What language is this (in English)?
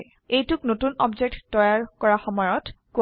Assamese